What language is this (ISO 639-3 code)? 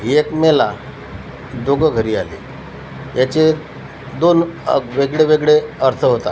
mar